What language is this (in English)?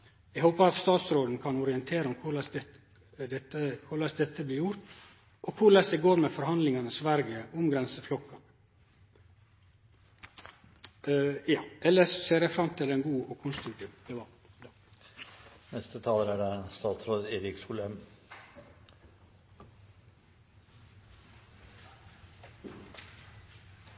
Norwegian